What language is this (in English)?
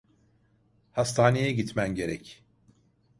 Turkish